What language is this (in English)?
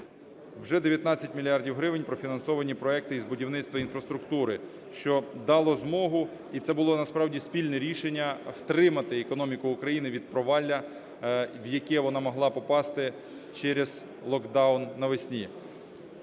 Ukrainian